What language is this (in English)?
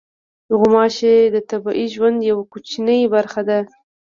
Pashto